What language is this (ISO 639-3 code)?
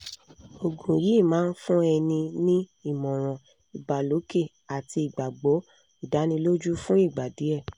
yor